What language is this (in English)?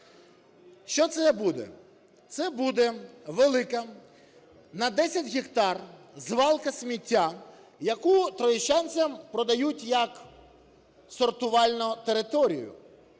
Ukrainian